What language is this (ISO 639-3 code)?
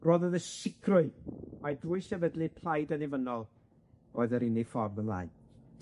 cym